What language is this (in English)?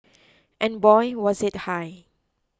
English